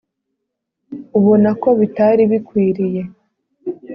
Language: Kinyarwanda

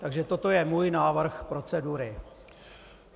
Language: Czech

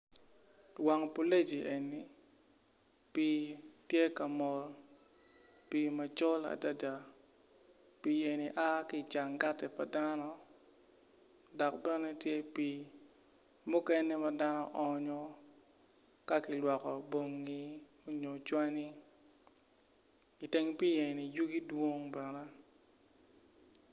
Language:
Acoli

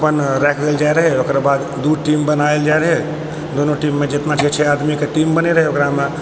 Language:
Maithili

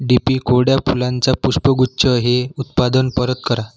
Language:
Marathi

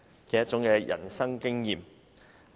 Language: Cantonese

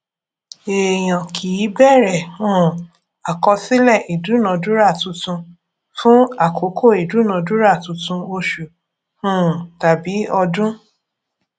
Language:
Yoruba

